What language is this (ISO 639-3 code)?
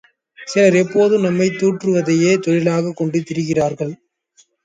tam